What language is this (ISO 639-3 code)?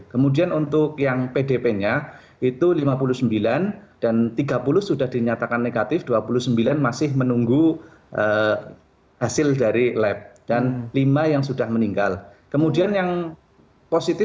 ind